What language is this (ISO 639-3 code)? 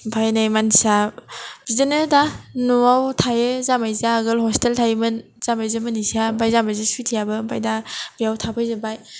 brx